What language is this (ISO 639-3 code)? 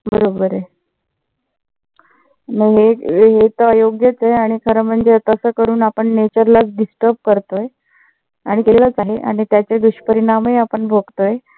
mar